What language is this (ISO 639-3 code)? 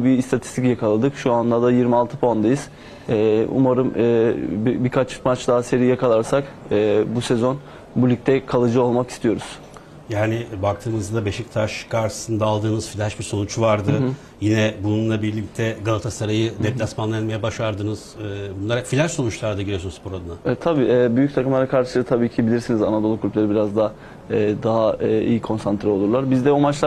tur